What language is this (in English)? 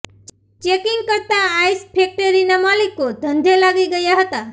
Gujarati